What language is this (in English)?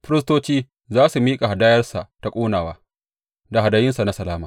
Hausa